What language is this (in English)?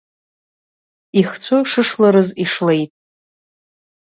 Abkhazian